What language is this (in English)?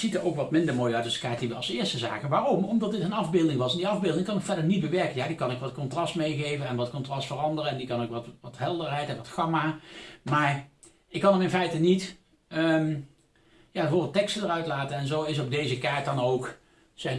Dutch